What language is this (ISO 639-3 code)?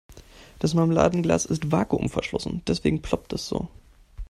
deu